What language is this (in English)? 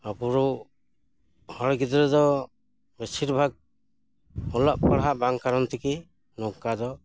Santali